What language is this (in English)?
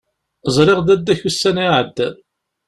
Kabyle